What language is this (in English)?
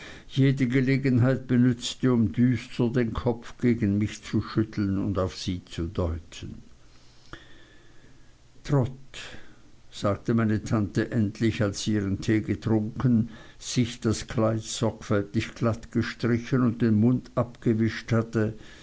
German